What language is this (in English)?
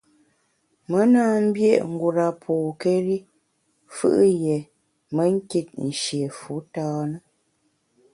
Bamun